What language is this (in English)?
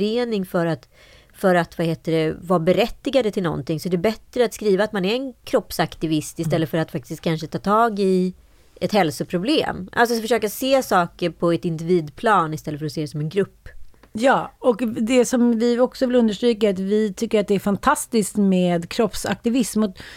Swedish